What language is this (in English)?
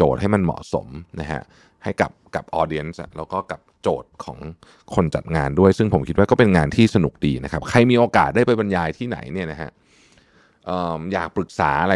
Thai